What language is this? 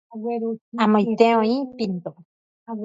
Guarani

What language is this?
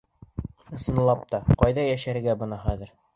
Bashkir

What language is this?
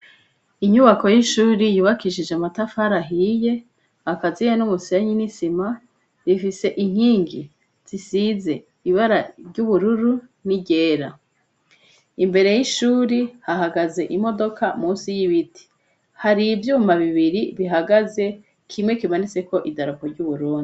Rundi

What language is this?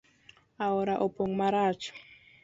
Luo (Kenya and Tanzania)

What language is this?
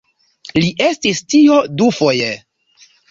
Esperanto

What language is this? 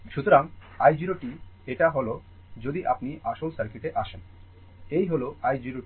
Bangla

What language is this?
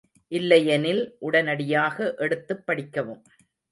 Tamil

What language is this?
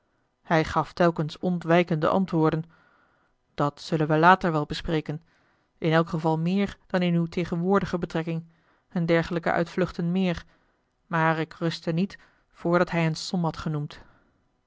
Dutch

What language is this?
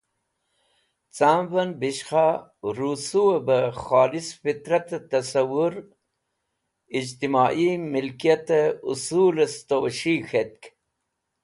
Wakhi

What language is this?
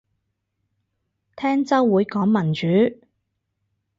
Cantonese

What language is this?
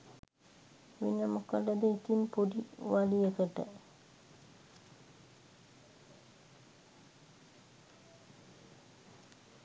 Sinhala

